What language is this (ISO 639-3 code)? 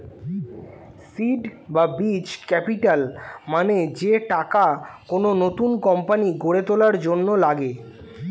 ben